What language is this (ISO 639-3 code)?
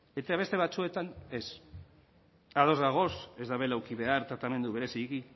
eus